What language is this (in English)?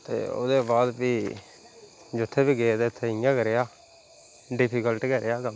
Dogri